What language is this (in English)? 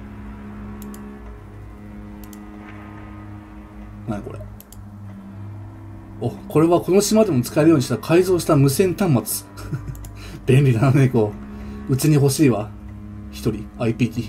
Japanese